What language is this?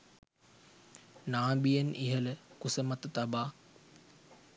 Sinhala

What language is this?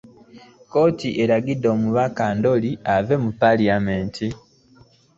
Ganda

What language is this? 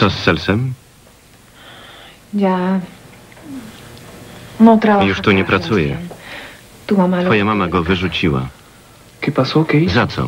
Polish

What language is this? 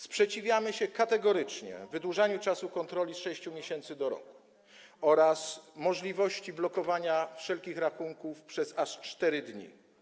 Polish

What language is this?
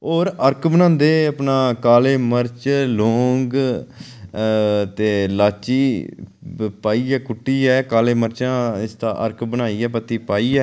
Dogri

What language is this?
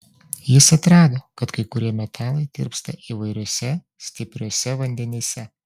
Lithuanian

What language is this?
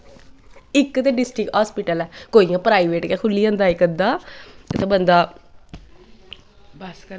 Dogri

